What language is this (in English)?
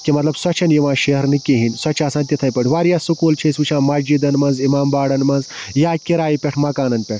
Kashmiri